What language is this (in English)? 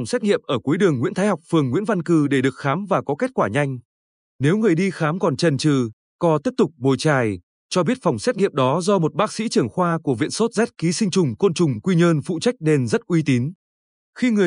Vietnamese